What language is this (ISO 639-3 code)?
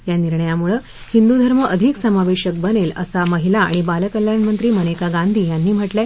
mar